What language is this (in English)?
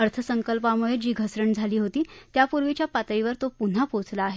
Marathi